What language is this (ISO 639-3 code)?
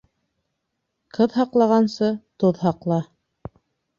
bak